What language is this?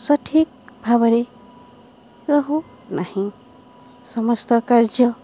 Odia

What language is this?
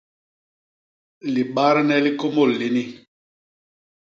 Basaa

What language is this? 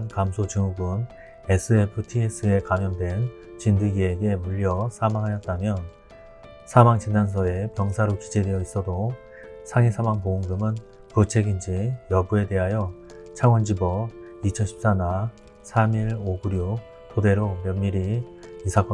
Korean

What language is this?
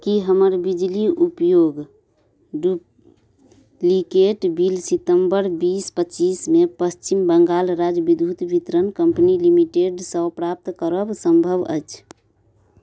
Maithili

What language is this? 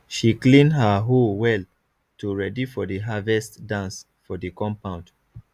Nigerian Pidgin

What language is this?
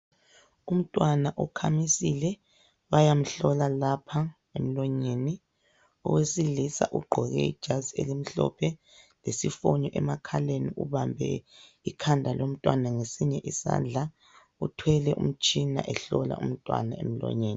North Ndebele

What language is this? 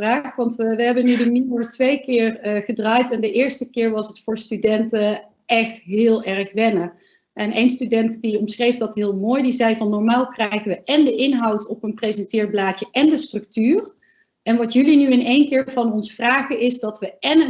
Dutch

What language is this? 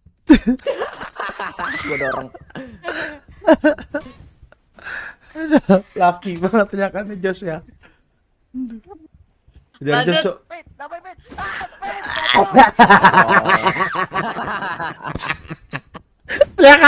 Indonesian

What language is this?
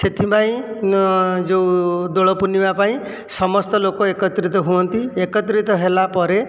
Odia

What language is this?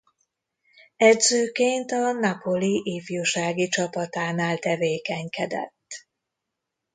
Hungarian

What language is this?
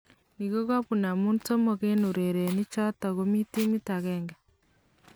Kalenjin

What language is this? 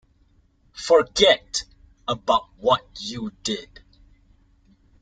English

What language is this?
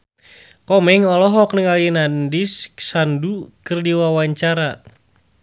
Sundanese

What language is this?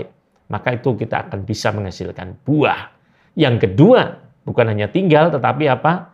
Indonesian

